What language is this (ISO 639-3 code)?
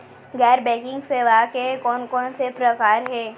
hne